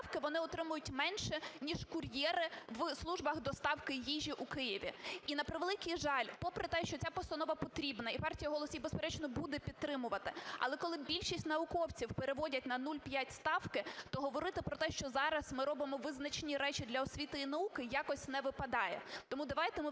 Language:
Ukrainian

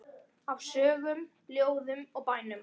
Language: Icelandic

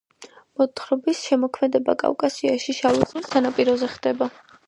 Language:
Georgian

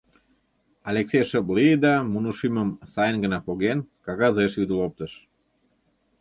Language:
Mari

